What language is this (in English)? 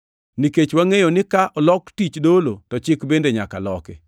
Luo (Kenya and Tanzania)